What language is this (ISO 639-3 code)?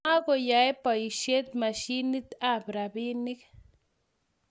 kln